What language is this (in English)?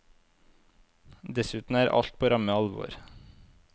Norwegian